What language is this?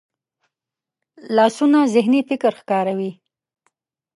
Pashto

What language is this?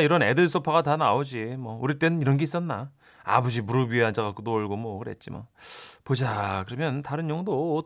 Korean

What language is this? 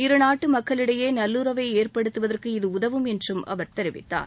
Tamil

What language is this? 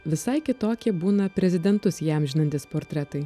Lithuanian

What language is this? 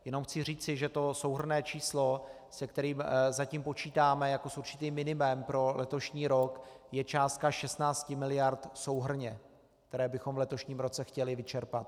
Czech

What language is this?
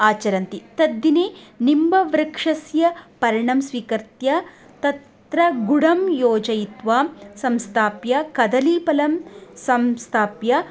Sanskrit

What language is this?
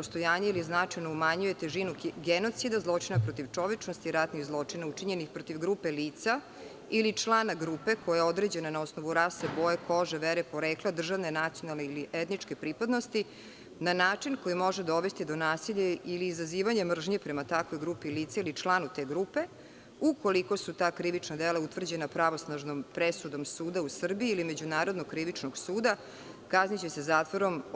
Serbian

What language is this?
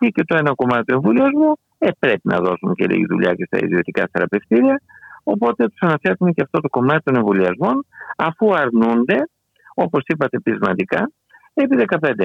Greek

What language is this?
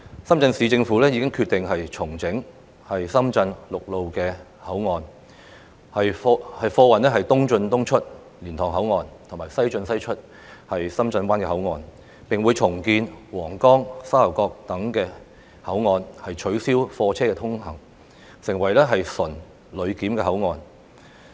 Cantonese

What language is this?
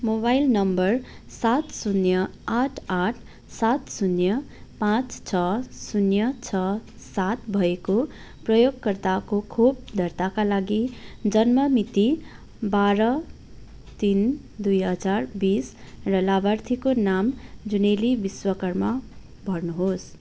Nepali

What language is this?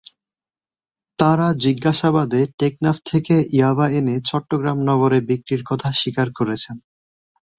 Bangla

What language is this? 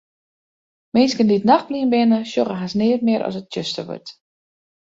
Western Frisian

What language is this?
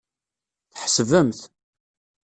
Kabyle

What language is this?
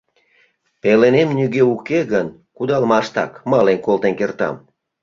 Mari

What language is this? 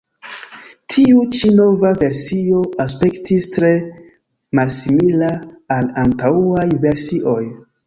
Esperanto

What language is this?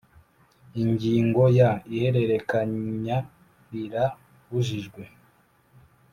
Kinyarwanda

